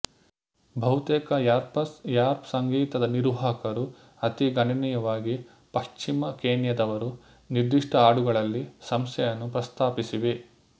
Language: Kannada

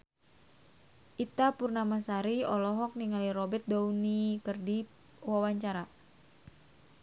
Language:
Sundanese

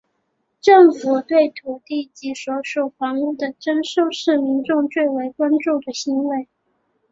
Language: Chinese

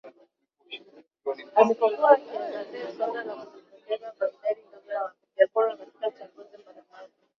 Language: Swahili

